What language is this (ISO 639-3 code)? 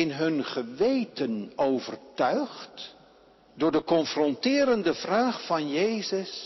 nld